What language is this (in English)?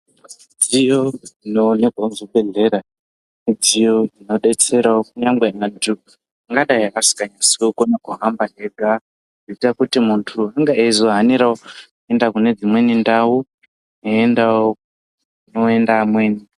Ndau